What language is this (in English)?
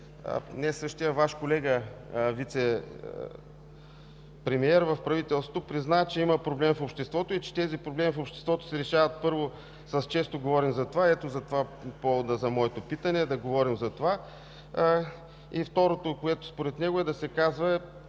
Bulgarian